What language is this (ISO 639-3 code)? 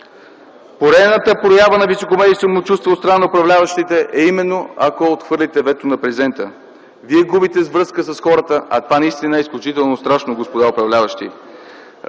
bul